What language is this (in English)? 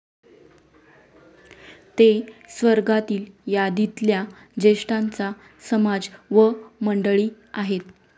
Marathi